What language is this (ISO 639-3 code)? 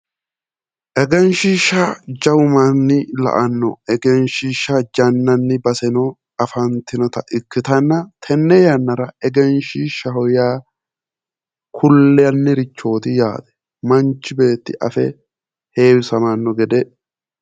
sid